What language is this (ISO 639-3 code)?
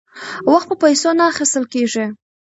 pus